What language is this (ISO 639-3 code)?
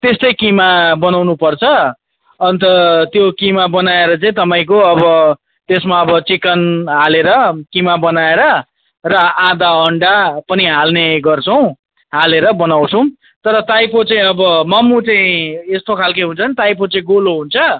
nep